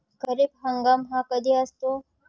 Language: Marathi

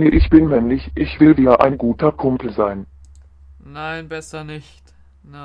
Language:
German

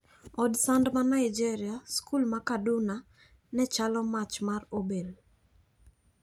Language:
Luo (Kenya and Tanzania)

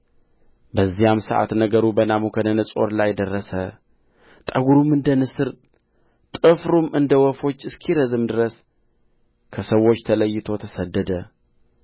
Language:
Amharic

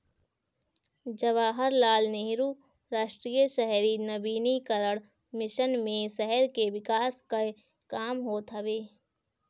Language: Bhojpuri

